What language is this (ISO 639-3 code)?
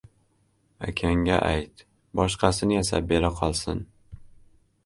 uzb